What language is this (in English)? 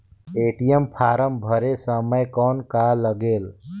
Chhattisgarhi